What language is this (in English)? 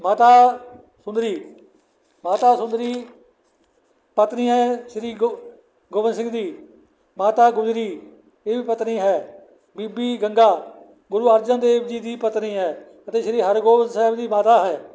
Punjabi